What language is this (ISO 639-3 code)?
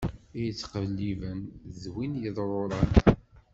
kab